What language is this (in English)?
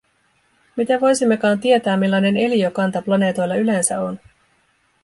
Finnish